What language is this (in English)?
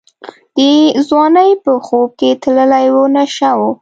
Pashto